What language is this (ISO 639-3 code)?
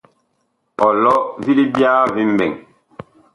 bkh